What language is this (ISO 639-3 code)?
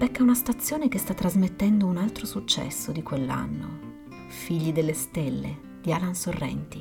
ita